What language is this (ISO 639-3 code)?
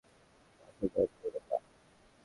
ben